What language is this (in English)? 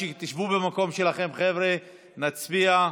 Hebrew